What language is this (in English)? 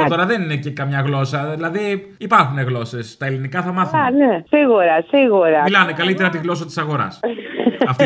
Greek